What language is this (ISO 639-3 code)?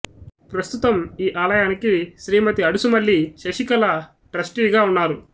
tel